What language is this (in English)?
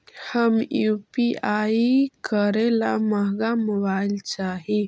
Magahi